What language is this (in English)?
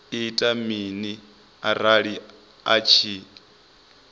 Venda